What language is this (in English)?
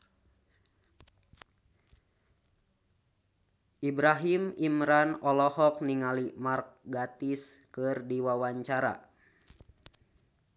Sundanese